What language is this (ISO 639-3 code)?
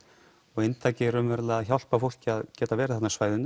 isl